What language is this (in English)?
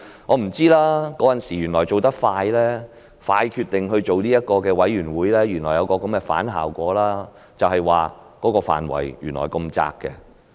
Cantonese